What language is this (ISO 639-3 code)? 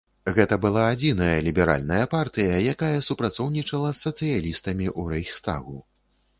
bel